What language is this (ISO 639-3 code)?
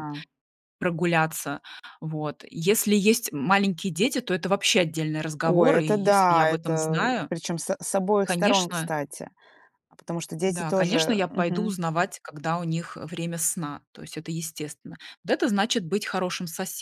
rus